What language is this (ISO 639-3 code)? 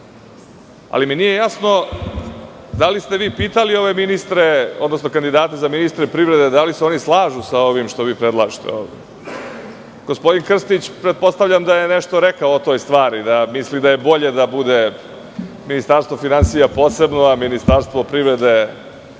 srp